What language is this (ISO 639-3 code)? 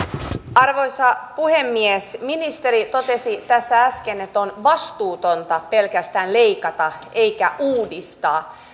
fin